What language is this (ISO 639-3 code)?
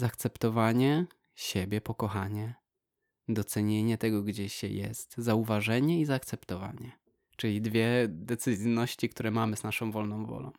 pol